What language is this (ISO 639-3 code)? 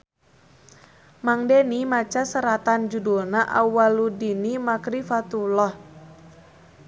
sun